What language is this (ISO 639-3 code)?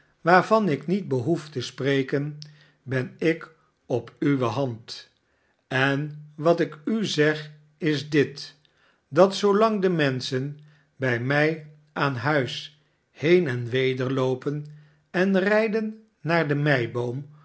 nld